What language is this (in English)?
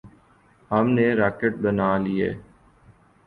Urdu